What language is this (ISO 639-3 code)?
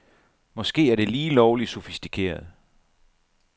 dan